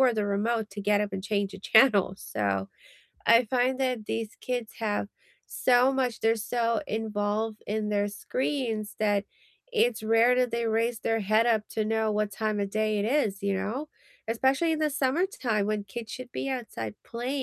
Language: English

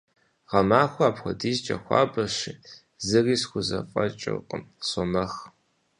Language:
Kabardian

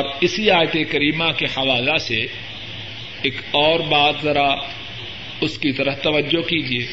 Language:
Urdu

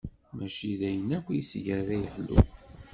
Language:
Kabyle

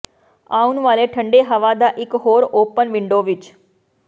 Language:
Punjabi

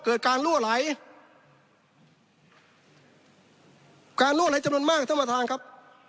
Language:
Thai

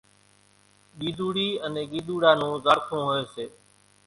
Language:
Kachi Koli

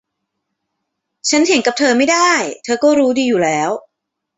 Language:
Thai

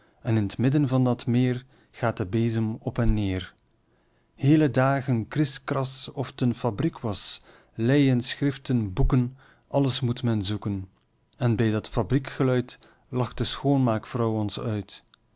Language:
Dutch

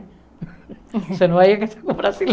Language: Portuguese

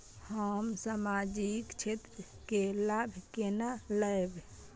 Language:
Maithili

